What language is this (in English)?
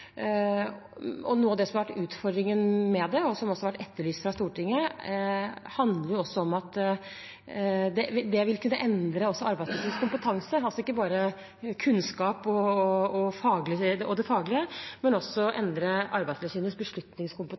Norwegian Bokmål